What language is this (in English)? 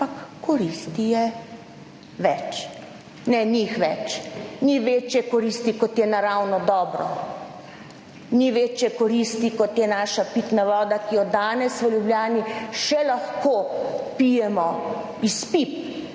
Slovenian